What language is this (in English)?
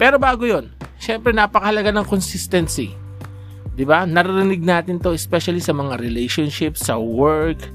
Filipino